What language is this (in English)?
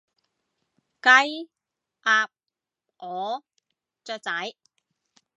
Cantonese